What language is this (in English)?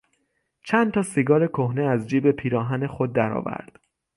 Persian